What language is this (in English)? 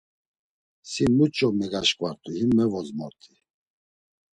Laz